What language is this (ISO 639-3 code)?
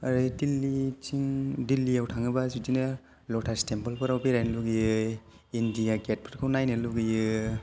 brx